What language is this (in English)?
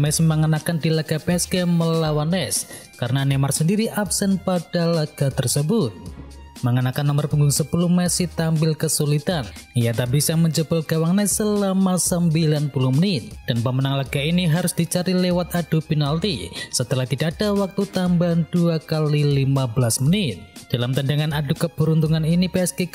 Indonesian